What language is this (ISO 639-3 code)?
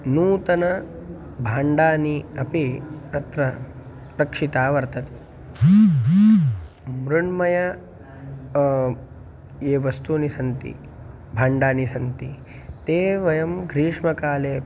san